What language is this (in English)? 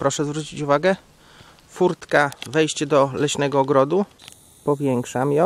Polish